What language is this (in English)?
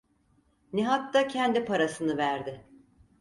Turkish